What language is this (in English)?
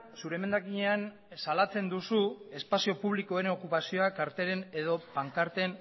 Basque